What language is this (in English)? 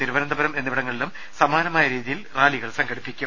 Malayalam